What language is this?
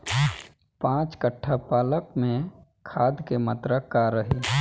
Bhojpuri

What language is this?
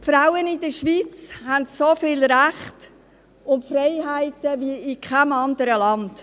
Swiss German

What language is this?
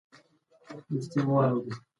Pashto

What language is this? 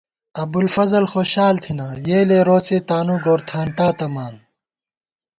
Gawar-Bati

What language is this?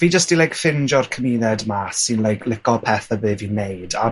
Welsh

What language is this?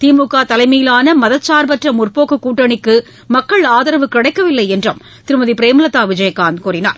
Tamil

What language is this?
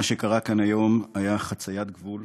Hebrew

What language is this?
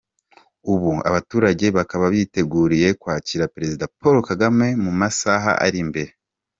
Kinyarwanda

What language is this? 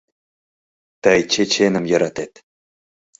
Mari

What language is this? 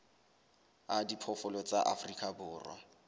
Southern Sotho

